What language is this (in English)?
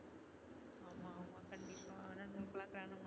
Tamil